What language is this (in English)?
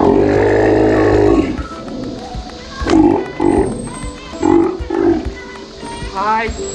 Japanese